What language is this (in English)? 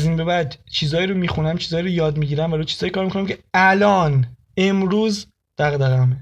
Persian